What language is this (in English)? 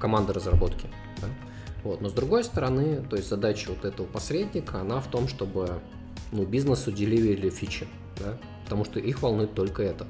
Russian